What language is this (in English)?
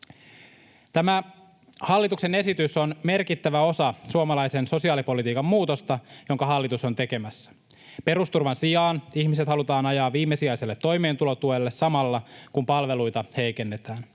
Finnish